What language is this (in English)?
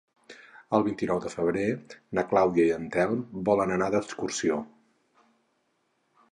Catalan